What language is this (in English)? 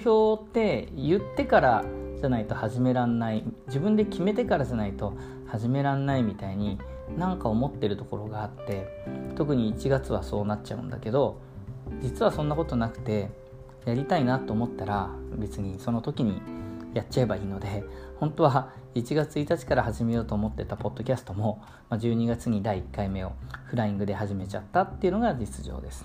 Japanese